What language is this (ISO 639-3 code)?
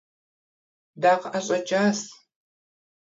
kbd